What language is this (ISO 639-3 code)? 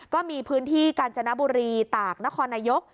tha